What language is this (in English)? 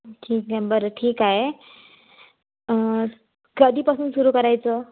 Marathi